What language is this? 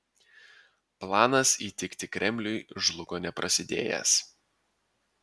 Lithuanian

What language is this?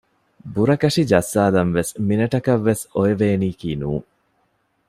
Divehi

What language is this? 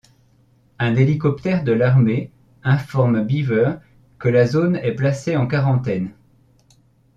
French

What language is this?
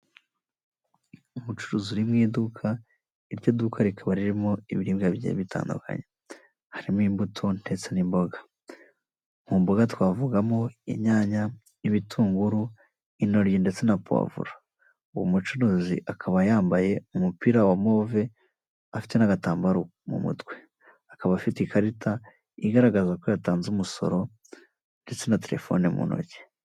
Kinyarwanda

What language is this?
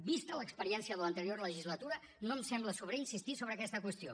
Catalan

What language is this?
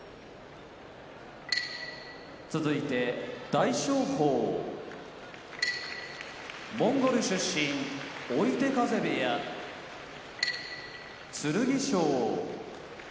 Japanese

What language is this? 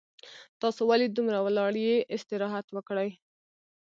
Pashto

